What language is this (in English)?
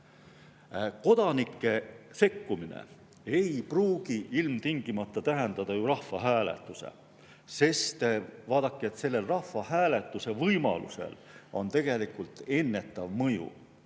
Estonian